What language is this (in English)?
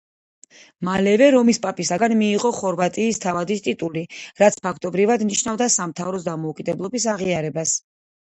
Georgian